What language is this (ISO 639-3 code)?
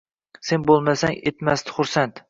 uzb